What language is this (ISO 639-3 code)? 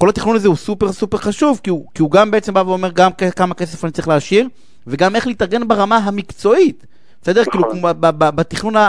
heb